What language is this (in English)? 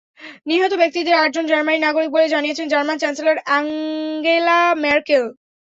Bangla